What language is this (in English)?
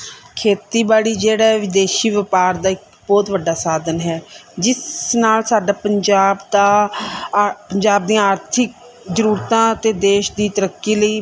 Punjabi